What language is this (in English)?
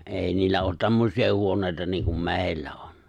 Finnish